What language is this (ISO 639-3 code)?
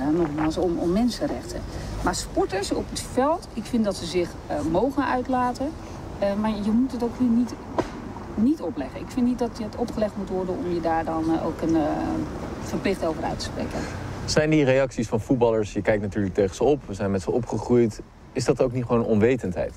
nld